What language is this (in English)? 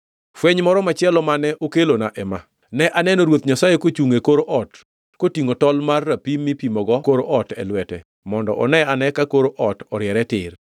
Luo (Kenya and Tanzania)